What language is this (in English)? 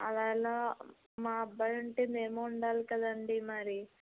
Telugu